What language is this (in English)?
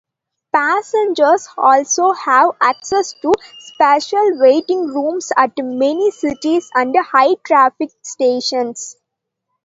English